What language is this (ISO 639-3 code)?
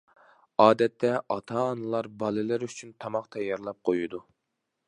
uig